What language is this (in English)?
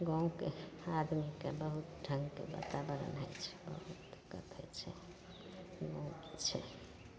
Maithili